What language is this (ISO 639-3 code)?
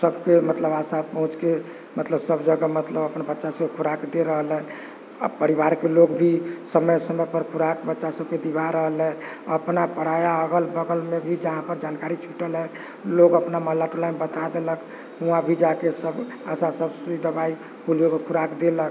mai